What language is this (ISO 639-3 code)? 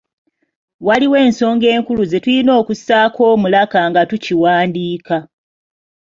lug